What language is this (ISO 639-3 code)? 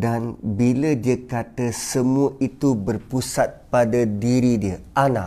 msa